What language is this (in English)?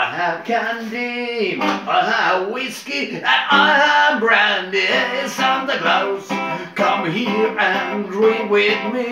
English